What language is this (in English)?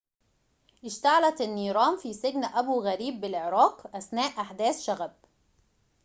Arabic